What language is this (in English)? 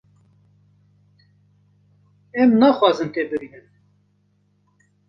Kurdish